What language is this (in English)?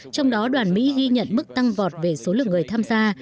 Vietnamese